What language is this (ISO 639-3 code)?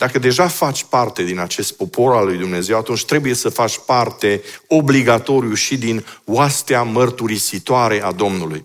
ron